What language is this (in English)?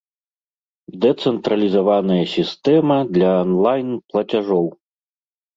Belarusian